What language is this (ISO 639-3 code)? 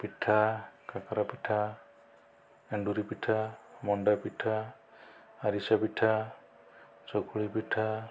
ori